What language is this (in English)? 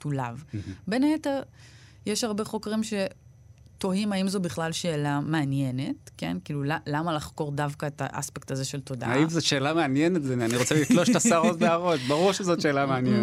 Hebrew